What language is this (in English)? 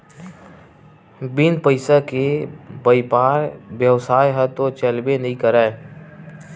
Chhattisgarhi